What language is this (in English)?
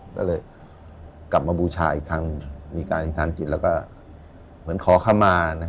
Thai